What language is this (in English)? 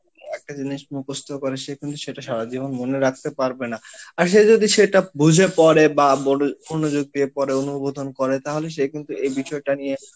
Bangla